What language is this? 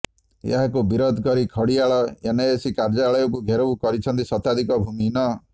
Odia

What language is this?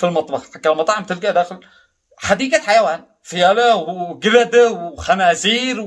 Arabic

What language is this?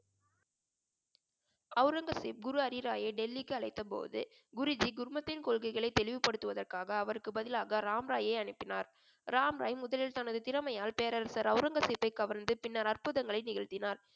Tamil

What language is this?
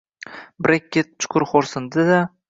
Uzbek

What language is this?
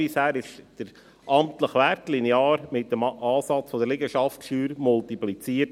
Swiss German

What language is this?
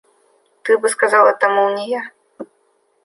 Russian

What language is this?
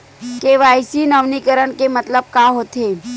Chhattisgarhi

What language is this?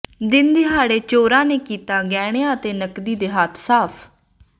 Punjabi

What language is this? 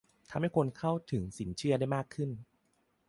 Thai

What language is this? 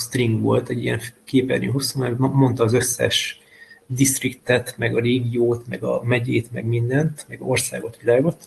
Hungarian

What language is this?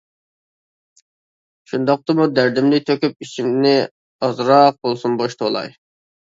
Uyghur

